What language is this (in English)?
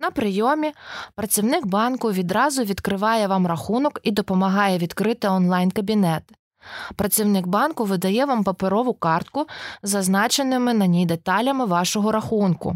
Ukrainian